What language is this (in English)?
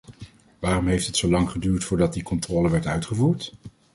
Dutch